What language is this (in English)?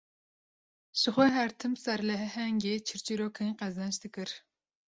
Kurdish